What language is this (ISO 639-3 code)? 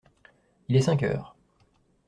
fra